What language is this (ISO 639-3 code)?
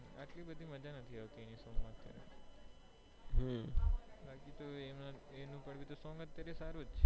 guj